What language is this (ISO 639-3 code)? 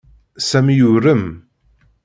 kab